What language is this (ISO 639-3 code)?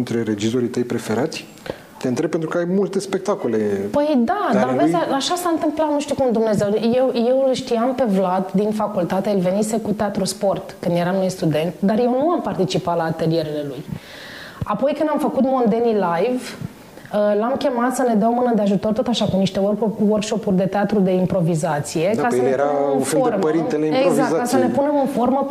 ron